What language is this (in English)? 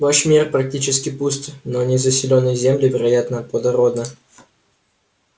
Russian